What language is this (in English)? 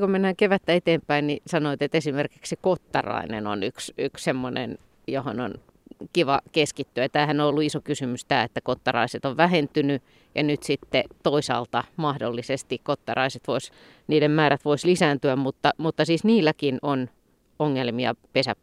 Finnish